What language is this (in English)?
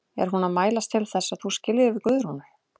Icelandic